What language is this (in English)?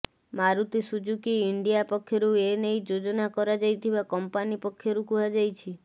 Odia